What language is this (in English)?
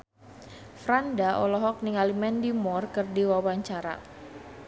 Sundanese